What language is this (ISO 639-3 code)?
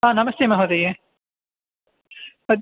san